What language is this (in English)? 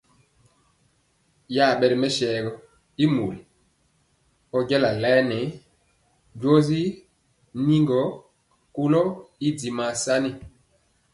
Mpiemo